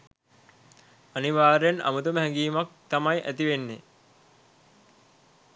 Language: Sinhala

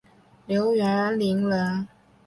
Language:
Chinese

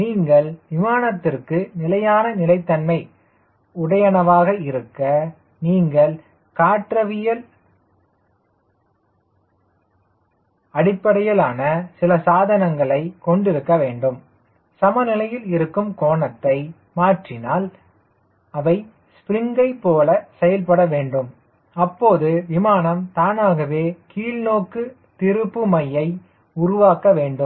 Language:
Tamil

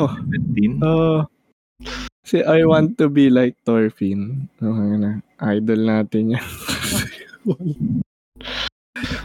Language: Filipino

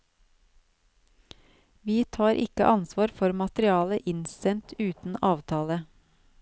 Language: Norwegian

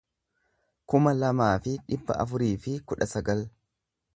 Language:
Oromo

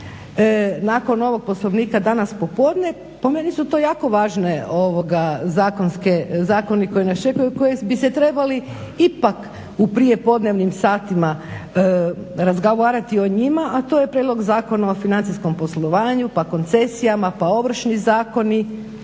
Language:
Croatian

